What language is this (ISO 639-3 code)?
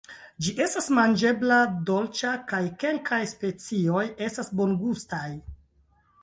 epo